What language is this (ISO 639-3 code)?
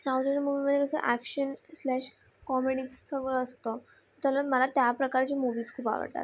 mar